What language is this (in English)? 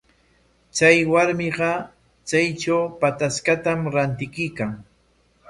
Corongo Ancash Quechua